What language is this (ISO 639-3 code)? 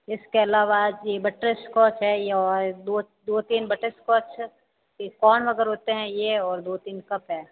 hin